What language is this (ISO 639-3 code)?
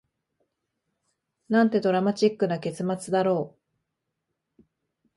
jpn